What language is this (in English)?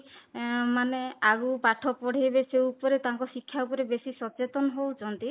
Odia